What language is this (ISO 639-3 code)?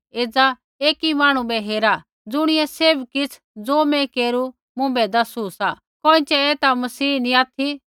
kfx